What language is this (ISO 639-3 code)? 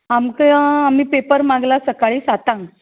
kok